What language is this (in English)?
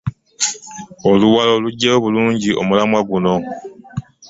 Ganda